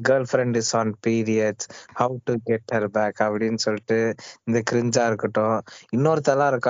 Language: Tamil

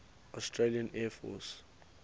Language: English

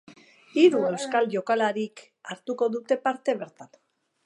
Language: Basque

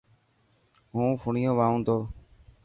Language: Dhatki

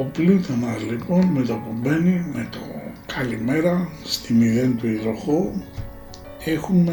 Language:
Greek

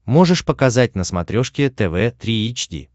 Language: Russian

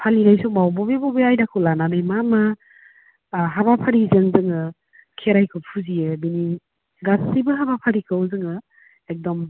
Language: Bodo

